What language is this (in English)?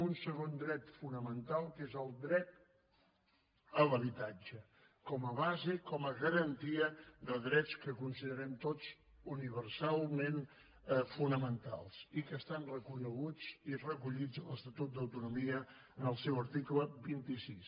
Catalan